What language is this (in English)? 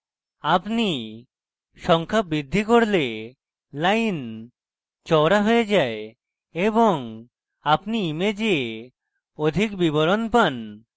Bangla